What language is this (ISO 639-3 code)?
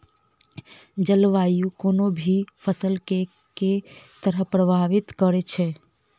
mai